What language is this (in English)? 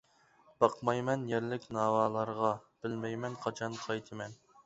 Uyghur